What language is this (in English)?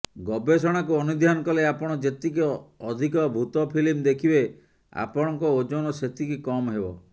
Odia